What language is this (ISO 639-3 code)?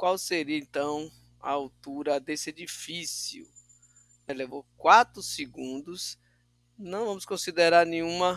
por